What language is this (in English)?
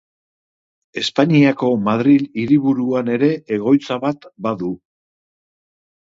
Basque